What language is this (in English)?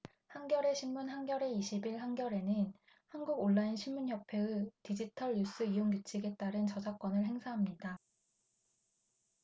Korean